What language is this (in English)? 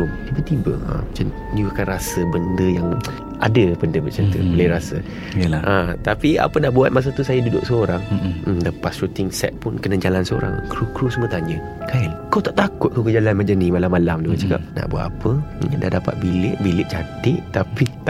Malay